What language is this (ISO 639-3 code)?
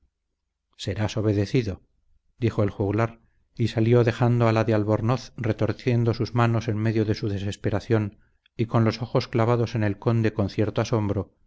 spa